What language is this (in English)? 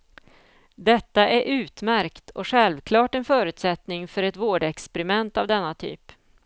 Swedish